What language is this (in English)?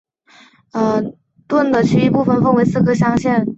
Chinese